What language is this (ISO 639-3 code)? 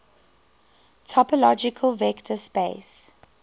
eng